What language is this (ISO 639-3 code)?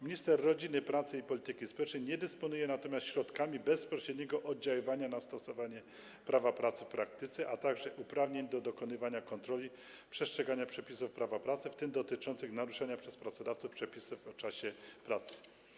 pol